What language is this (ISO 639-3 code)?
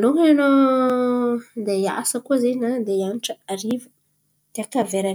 xmv